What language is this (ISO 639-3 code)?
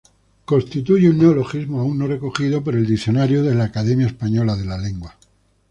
spa